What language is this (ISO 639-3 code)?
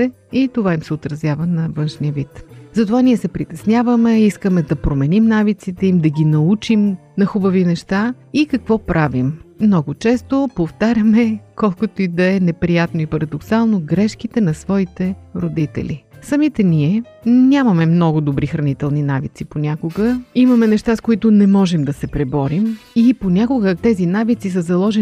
bul